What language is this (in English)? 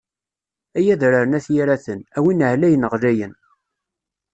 Kabyle